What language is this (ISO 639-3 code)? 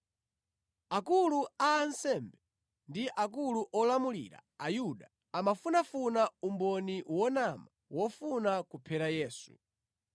nya